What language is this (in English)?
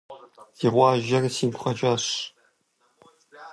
Kabardian